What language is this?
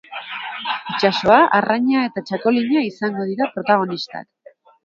Basque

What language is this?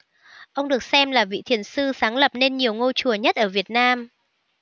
Vietnamese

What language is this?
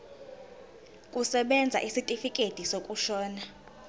Zulu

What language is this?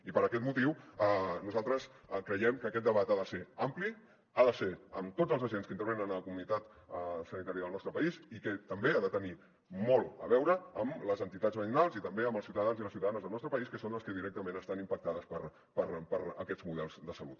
Catalan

